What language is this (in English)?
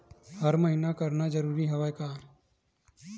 Chhattisgarhi